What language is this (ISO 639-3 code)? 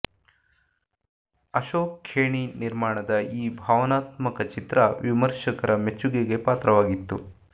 kan